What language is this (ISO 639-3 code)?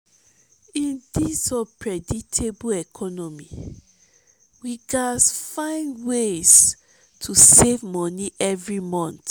pcm